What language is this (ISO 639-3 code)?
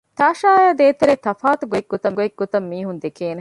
div